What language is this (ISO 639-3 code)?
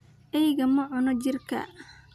som